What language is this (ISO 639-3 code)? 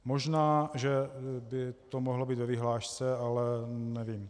ces